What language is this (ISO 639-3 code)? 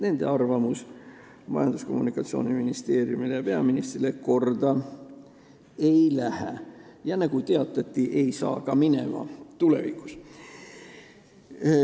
est